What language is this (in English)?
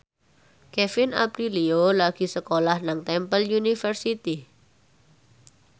Javanese